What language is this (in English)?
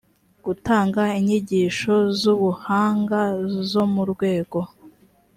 Kinyarwanda